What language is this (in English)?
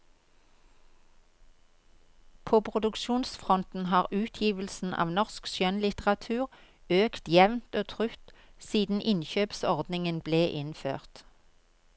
Norwegian